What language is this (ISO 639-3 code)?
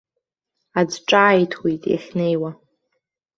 abk